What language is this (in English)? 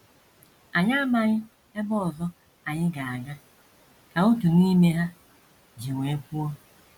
Igbo